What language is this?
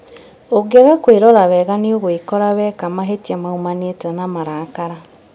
Kikuyu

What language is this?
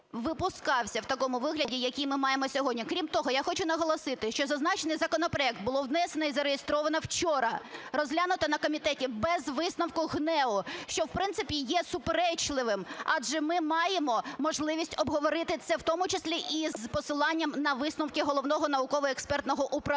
Ukrainian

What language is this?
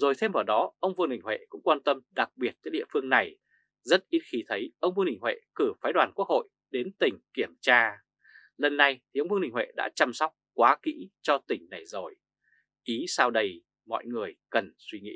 Vietnamese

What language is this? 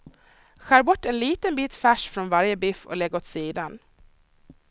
Swedish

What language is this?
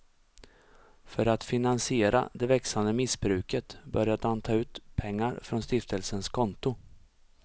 Swedish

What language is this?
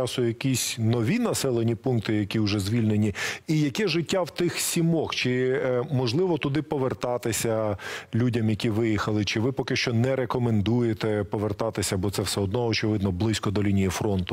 Ukrainian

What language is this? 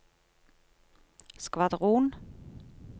Norwegian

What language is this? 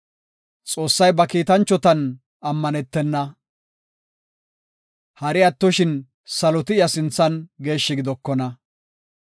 Gofa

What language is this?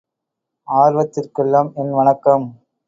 Tamil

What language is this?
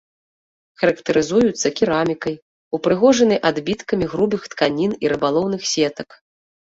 Belarusian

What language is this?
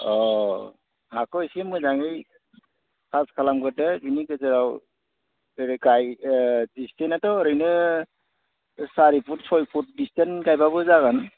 Bodo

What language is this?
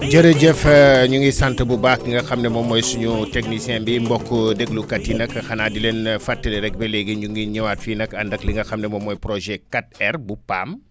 Wolof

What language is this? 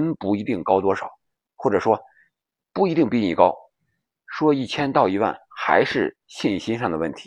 Chinese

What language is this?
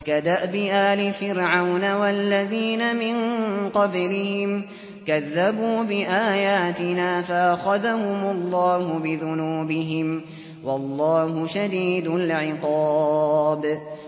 Arabic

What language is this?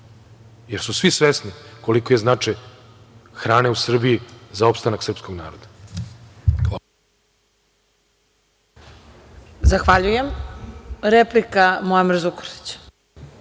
Serbian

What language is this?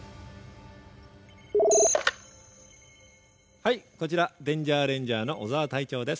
Japanese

